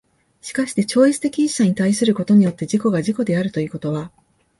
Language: Japanese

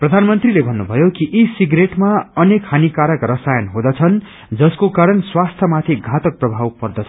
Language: Nepali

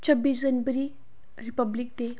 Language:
Dogri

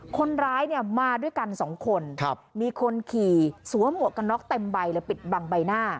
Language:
Thai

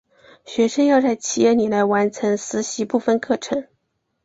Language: Chinese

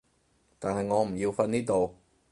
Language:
Cantonese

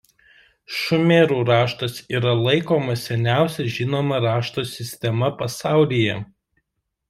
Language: Lithuanian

